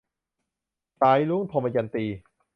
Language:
Thai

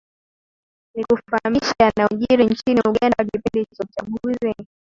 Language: Swahili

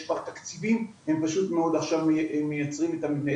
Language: Hebrew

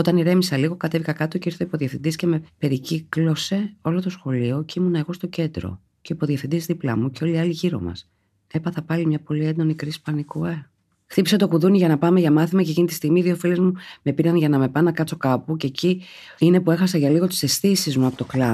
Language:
Greek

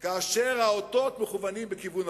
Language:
Hebrew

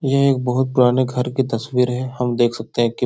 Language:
Hindi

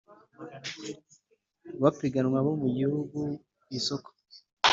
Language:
Kinyarwanda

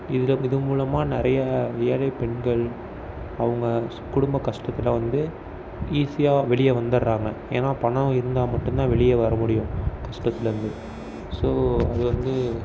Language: Tamil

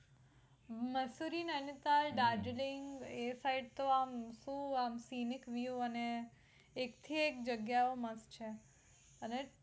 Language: Gujarati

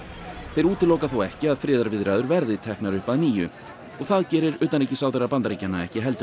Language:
Icelandic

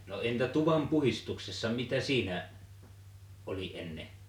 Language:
Finnish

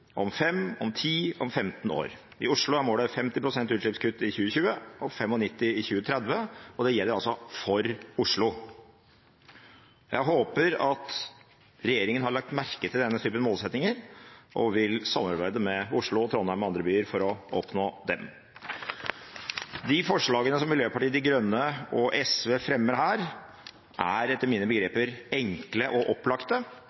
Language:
Norwegian Bokmål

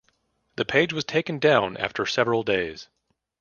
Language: English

